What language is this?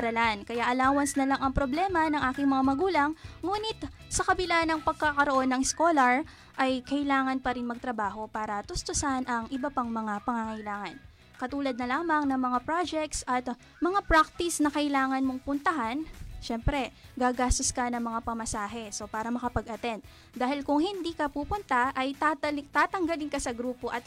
Filipino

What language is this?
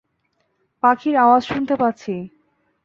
Bangla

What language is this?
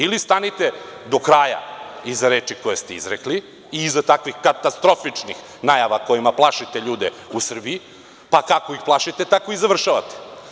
Serbian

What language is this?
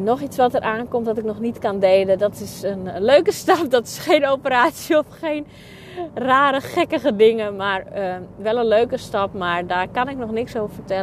Dutch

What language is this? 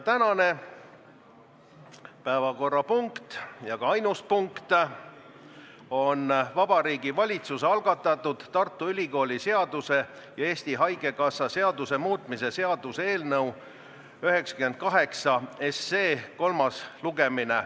Estonian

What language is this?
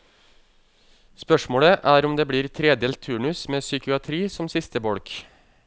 Norwegian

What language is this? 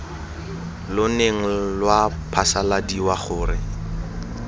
Tswana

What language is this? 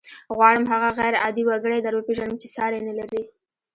Pashto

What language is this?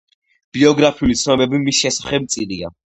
Georgian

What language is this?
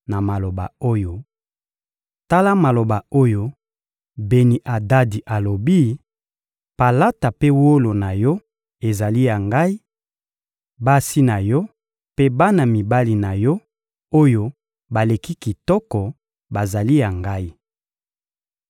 Lingala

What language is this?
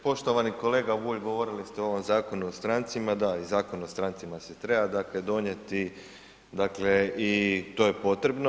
Croatian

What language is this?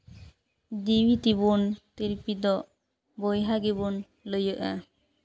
Santali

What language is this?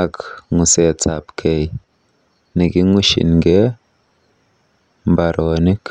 Kalenjin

